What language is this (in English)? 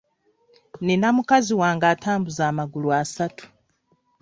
Ganda